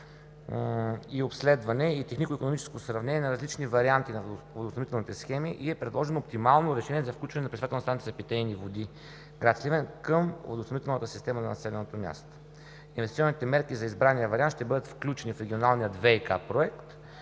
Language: Bulgarian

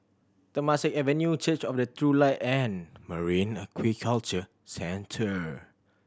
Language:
English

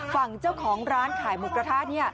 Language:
Thai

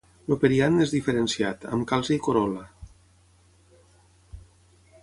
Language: Catalan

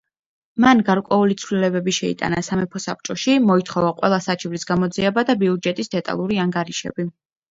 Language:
Georgian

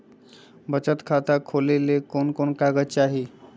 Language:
Magahi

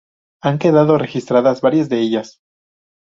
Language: Spanish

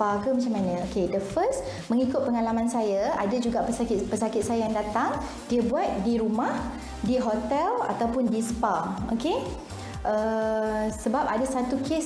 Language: Malay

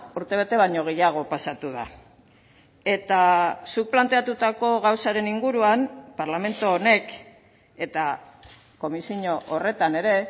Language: Basque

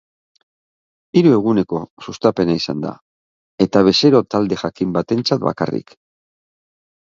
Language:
Basque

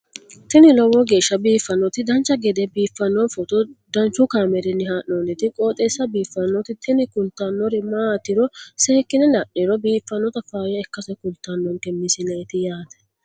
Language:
Sidamo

